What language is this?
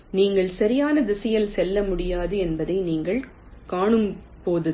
Tamil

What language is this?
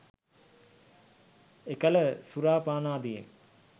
Sinhala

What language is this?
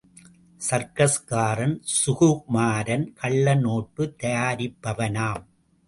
Tamil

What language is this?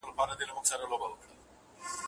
Pashto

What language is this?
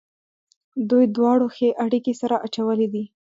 Pashto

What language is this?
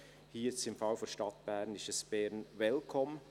Swiss German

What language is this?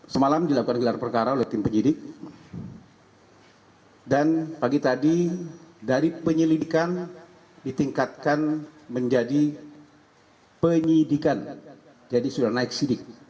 Indonesian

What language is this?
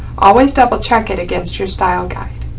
English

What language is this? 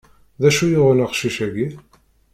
Kabyle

